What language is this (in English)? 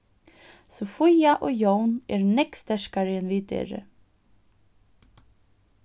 Faroese